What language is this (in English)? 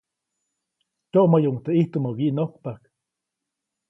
Copainalá Zoque